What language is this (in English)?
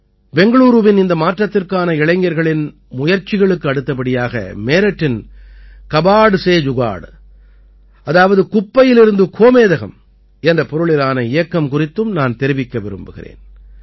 Tamil